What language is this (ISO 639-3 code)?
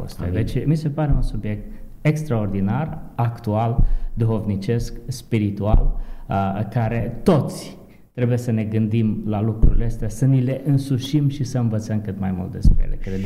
ron